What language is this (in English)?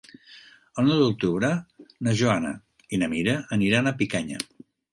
Catalan